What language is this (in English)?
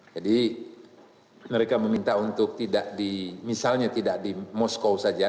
Indonesian